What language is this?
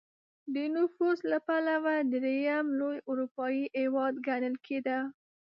Pashto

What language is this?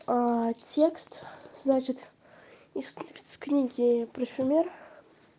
Russian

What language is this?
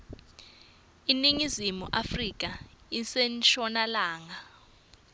Swati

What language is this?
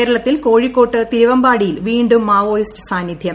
Malayalam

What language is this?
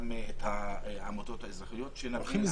Hebrew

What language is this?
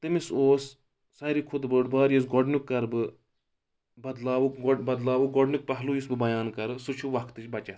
Kashmiri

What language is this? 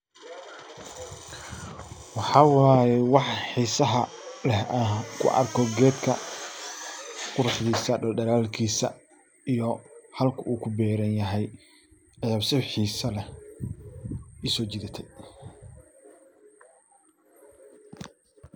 Somali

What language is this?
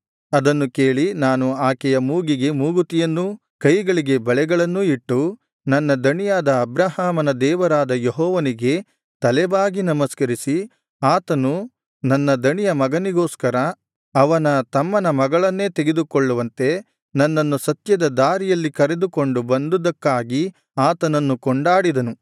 Kannada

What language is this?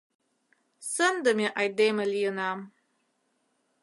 Mari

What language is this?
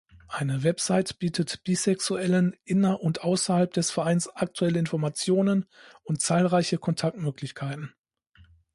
German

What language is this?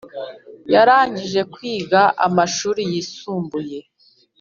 Kinyarwanda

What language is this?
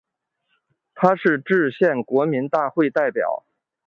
Chinese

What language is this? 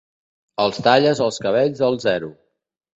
Catalan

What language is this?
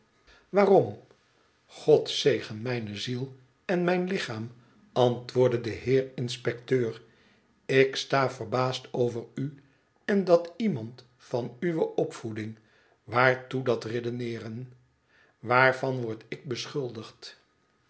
Dutch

